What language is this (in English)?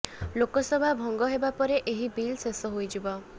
Odia